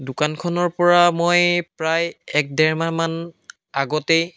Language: Assamese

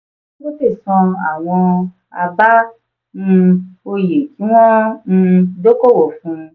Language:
Yoruba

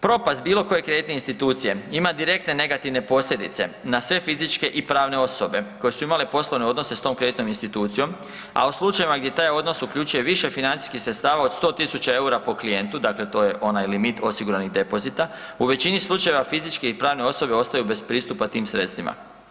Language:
Croatian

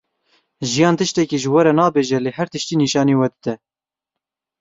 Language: Kurdish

